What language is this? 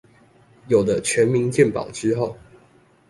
Chinese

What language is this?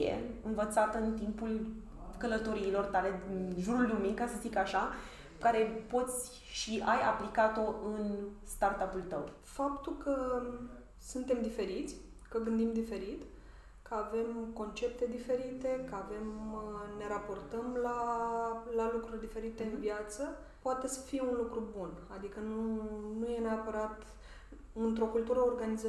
Romanian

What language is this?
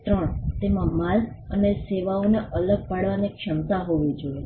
Gujarati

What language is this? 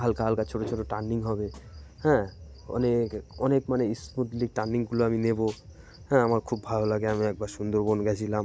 Bangla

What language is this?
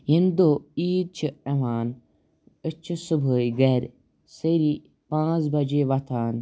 Kashmiri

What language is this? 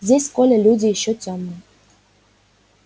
Russian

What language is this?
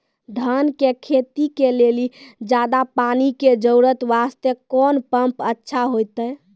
Maithili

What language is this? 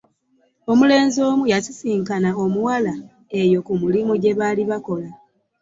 Ganda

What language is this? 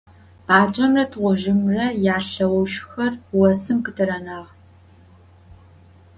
Adyghe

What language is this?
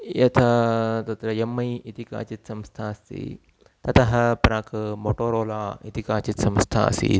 Sanskrit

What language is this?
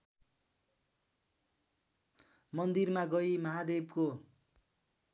Nepali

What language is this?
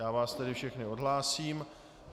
Czech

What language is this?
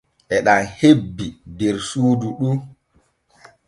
Borgu Fulfulde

